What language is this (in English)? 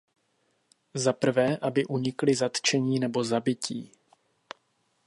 Czech